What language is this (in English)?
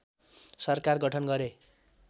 Nepali